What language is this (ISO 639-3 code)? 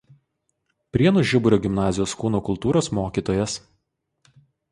lit